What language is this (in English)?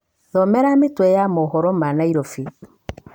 Kikuyu